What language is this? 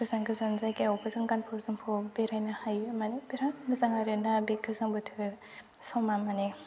Bodo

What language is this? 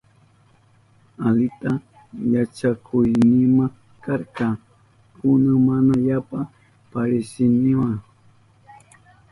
Southern Pastaza Quechua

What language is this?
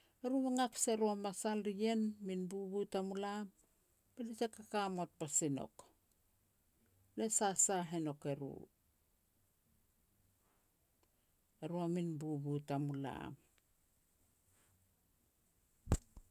Petats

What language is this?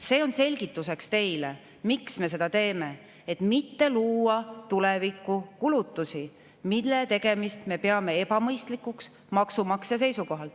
Estonian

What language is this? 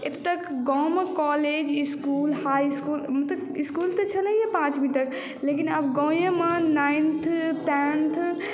Maithili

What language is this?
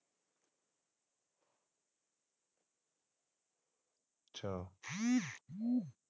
Punjabi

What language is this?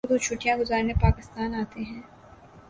Urdu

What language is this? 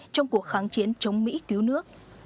Vietnamese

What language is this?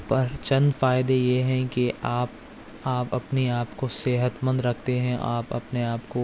Urdu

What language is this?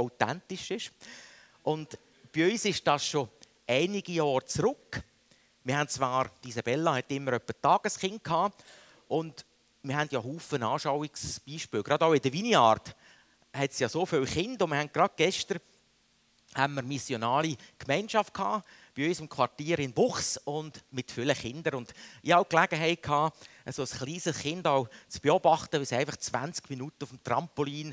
German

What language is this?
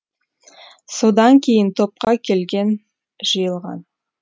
Kazakh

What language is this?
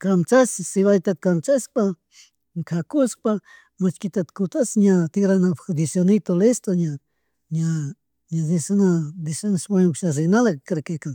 Chimborazo Highland Quichua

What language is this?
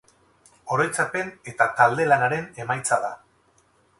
Basque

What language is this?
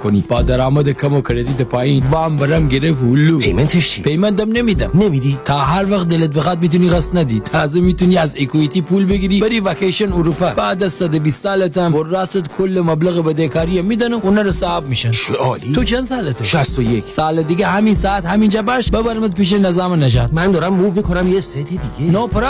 Persian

